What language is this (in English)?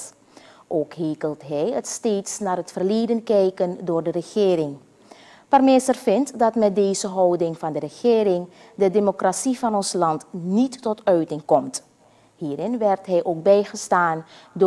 Dutch